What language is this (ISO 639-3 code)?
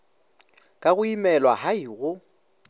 nso